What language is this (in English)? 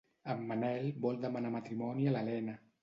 Catalan